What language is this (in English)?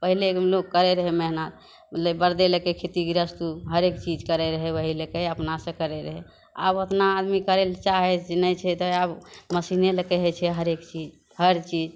Maithili